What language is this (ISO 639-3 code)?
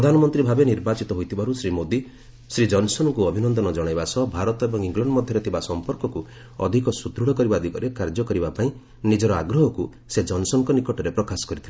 ori